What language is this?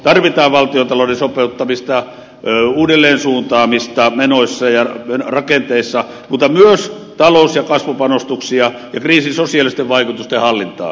Finnish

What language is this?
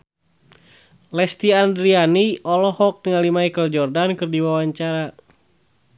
Sundanese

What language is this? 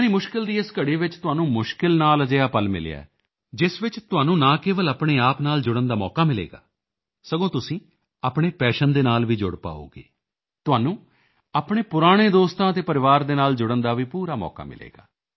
Punjabi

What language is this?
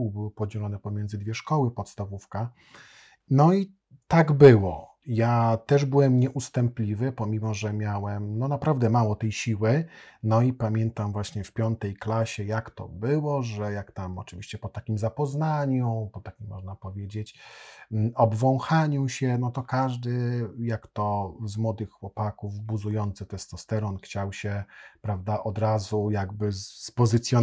Polish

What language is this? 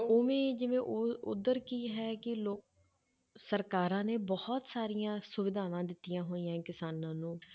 Punjabi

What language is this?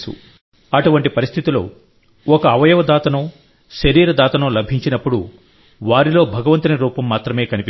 Telugu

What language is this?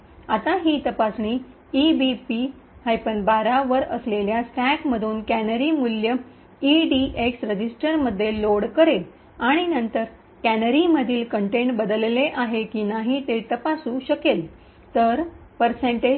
Marathi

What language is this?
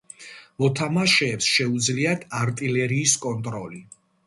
Georgian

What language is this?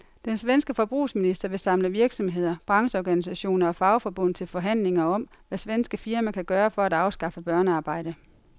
Danish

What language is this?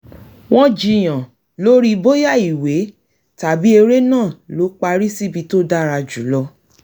Yoruba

